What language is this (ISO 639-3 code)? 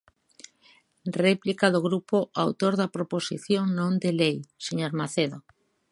glg